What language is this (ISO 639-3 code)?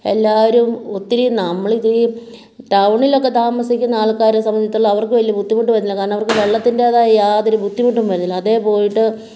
mal